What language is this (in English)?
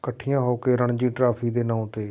Punjabi